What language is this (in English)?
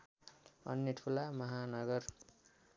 Nepali